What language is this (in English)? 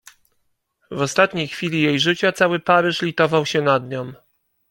Polish